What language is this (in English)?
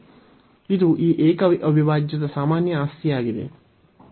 Kannada